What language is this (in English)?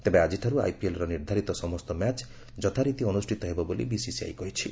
Odia